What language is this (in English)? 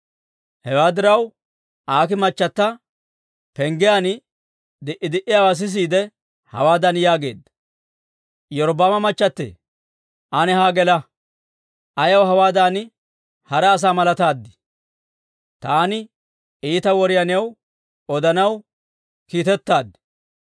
Dawro